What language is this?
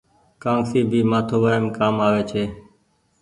Goaria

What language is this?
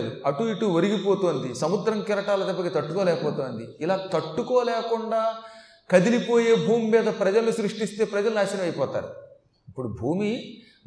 Telugu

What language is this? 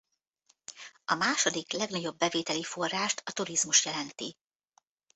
Hungarian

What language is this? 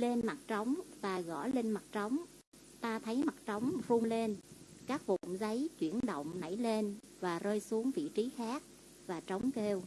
Vietnamese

